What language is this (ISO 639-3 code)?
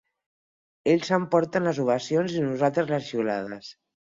cat